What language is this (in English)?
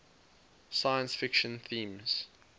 English